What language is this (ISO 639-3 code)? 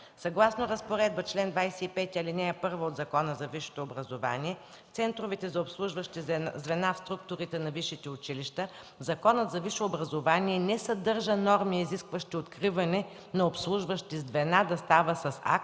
bul